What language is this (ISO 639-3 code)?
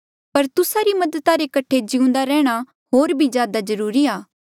mjl